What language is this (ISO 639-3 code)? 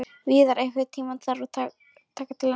isl